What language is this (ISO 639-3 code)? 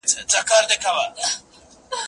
pus